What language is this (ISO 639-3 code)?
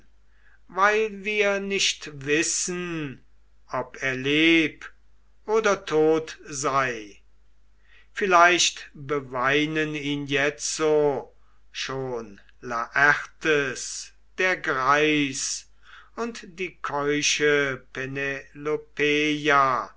deu